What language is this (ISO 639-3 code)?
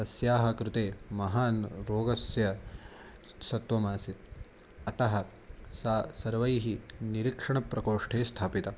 san